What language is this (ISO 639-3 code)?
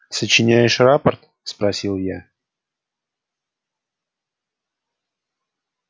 rus